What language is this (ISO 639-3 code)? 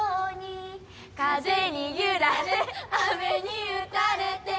jpn